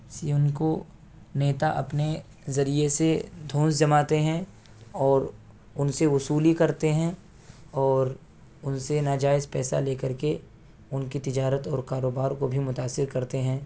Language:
Urdu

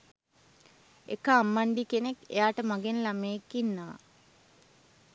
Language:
Sinhala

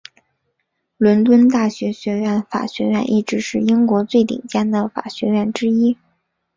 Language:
Chinese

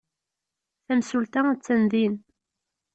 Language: Kabyle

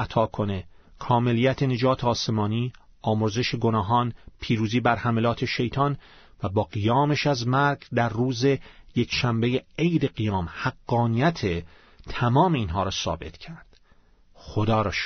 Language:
Persian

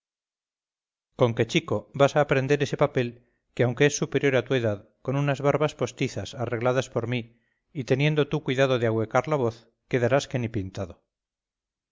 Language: Spanish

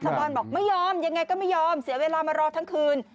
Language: Thai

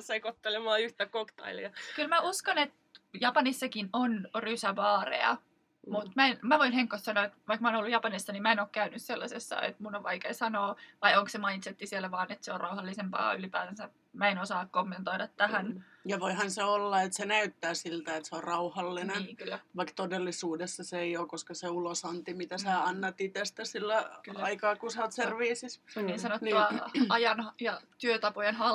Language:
Finnish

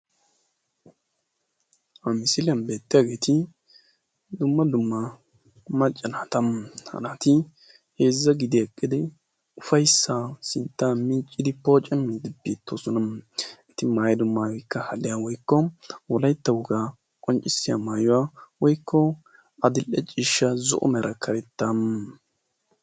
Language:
Wolaytta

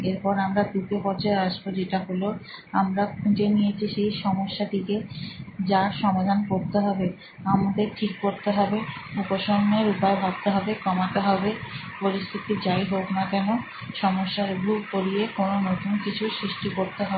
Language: Bangla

